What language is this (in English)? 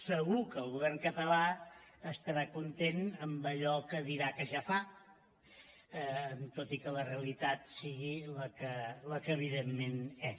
Catalan